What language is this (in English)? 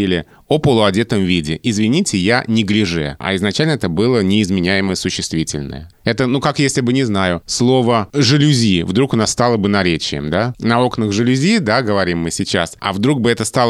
Russian